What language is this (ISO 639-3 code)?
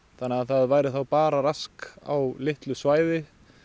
isl